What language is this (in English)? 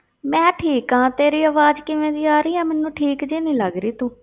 Punjabi